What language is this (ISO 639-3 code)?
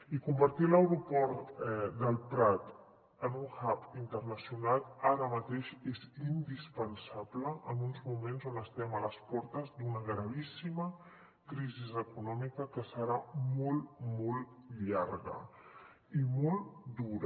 cat